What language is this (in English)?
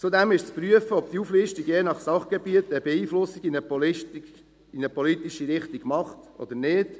Swiss German